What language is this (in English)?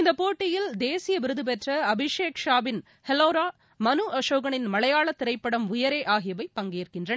Tamil